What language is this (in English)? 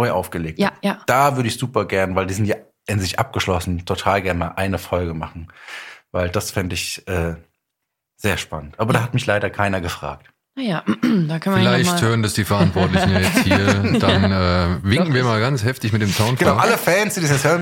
German